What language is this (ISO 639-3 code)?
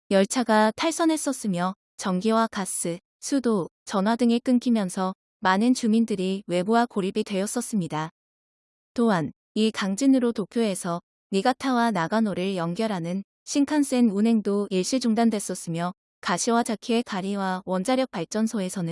kor